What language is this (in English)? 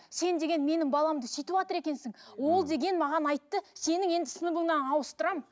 Kazakh